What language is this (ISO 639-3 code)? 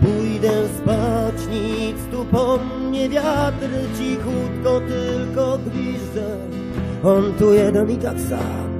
pol